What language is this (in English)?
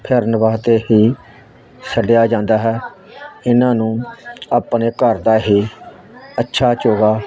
Punjabi